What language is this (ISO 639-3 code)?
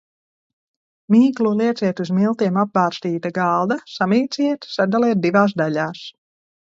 lav